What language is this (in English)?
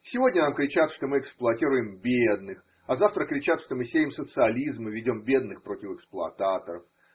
Russian